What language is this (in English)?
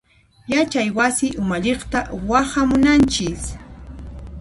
Puno Quechua